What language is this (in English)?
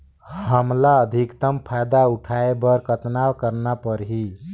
Chhattisgarhi